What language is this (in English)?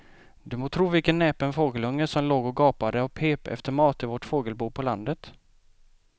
Swedish